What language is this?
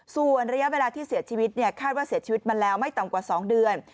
Thai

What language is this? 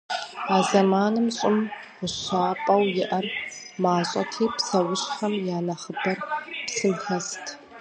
Kabardian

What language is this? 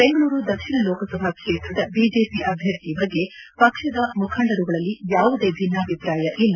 Kannada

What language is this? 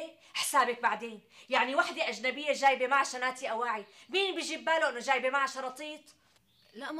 Arabic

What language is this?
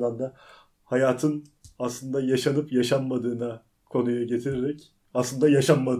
Turkish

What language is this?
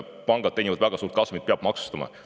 Estonian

